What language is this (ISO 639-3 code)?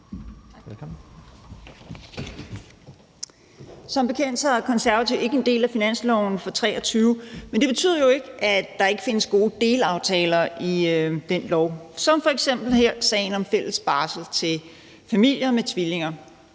dan